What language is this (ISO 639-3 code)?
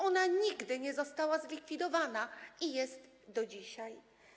pol